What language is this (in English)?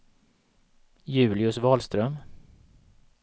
Swedish